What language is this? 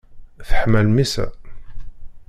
Kabyle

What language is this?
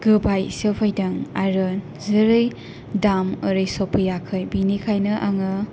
Bodo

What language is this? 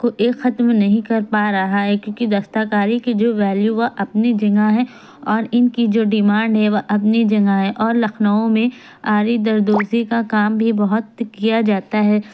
Urdu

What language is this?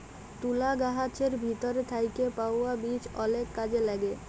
Bangla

